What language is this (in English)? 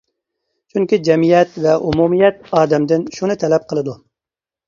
Uyghur